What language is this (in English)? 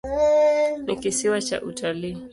Swahili